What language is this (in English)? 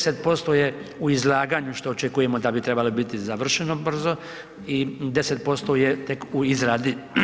Croatian